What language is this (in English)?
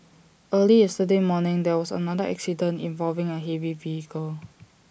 English